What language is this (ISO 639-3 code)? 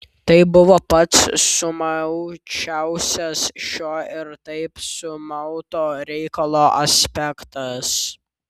lit